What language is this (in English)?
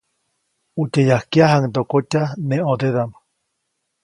Copainalá Zoque